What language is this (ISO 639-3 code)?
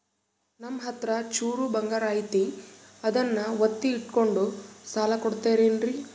kan